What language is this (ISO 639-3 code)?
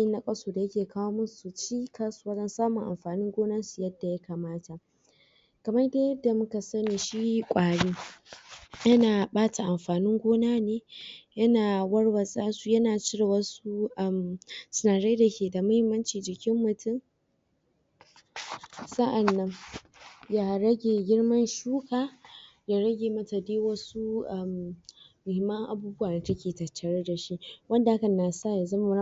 hau